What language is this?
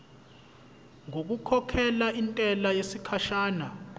Zulu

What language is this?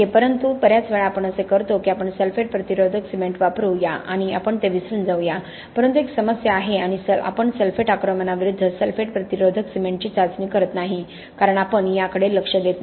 Marathi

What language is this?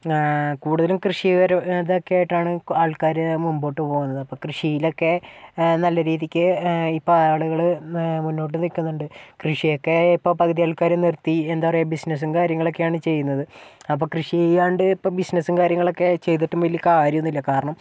Malayalam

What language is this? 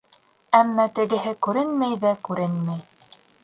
Bashkir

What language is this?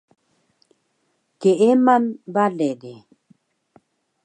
Taroko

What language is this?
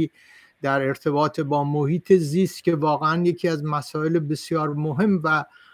Persian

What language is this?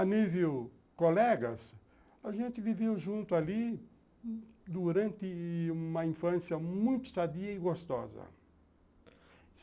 Portuguese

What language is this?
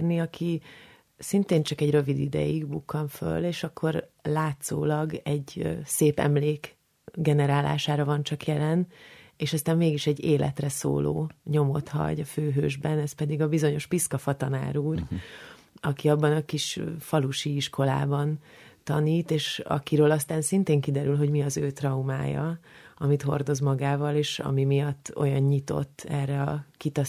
Hungarian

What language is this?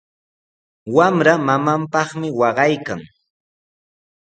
Sihuas Ancash Quechua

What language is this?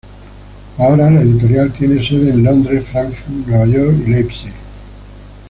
Spanish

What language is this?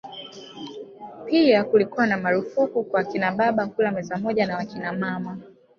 Swahili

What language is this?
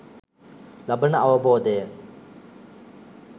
Sinhala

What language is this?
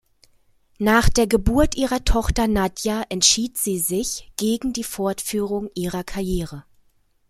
German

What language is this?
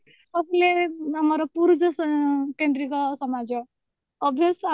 Odia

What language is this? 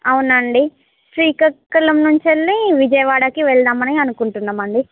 Telugu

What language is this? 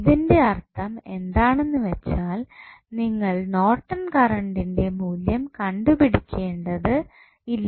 Malayalam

